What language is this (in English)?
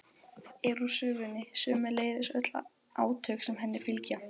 Icelandic